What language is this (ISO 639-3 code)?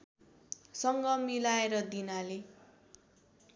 nep